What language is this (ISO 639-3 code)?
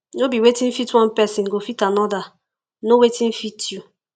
pcm